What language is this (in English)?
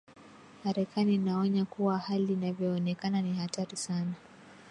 Swahili